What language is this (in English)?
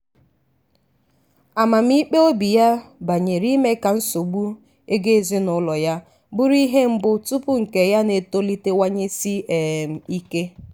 Igbo